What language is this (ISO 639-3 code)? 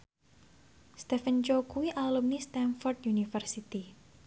jav